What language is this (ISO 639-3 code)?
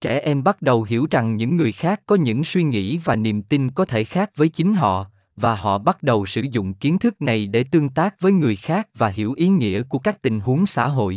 vie